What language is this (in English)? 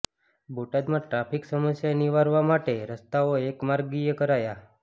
Gujarati